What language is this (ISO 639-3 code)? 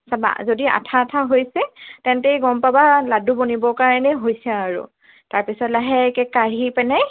asm